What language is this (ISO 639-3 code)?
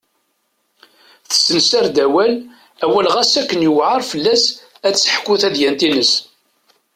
kab